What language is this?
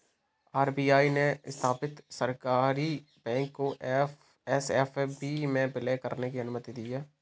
Hindi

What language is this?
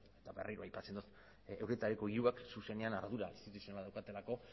Basque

